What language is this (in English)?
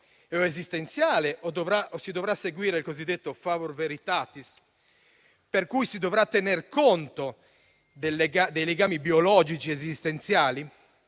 Italian